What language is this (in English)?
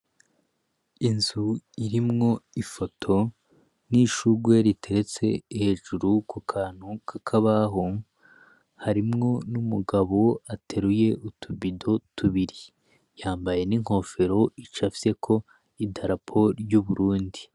Rundi